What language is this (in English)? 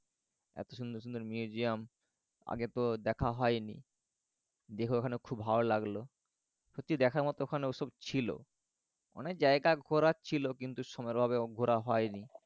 Bangla